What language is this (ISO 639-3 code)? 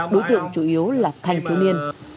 vie